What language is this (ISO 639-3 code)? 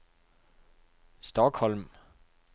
dan